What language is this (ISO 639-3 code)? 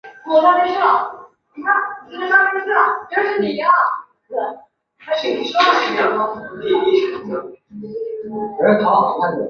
zho